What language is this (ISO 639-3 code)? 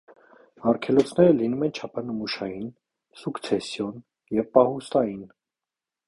hye